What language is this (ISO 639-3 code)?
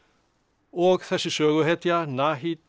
isl